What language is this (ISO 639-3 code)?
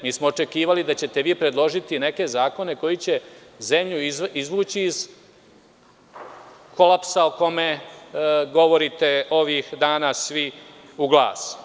srp